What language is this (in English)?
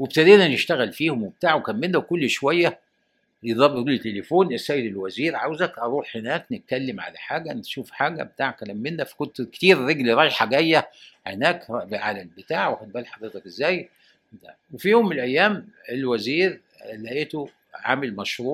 Arabic